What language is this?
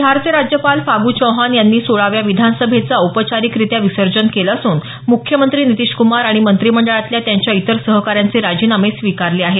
Marathi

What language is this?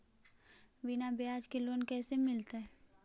Magahi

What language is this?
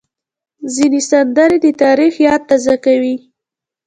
Pashto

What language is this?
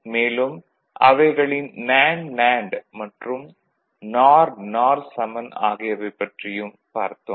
Tamil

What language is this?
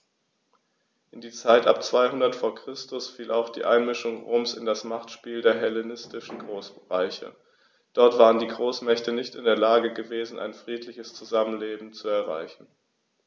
German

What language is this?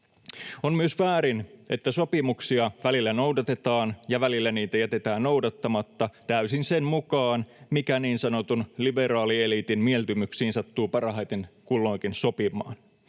Finnish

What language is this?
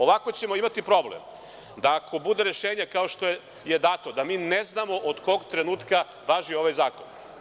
Serbian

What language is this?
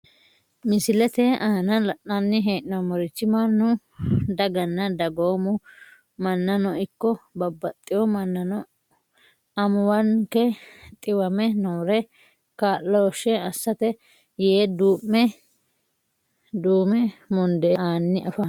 Sidamo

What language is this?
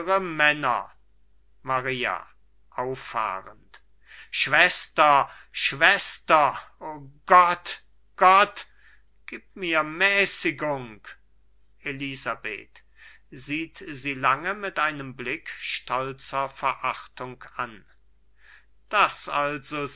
German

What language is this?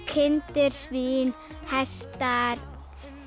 Icelandic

